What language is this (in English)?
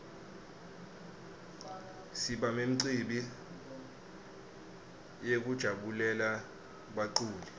Swati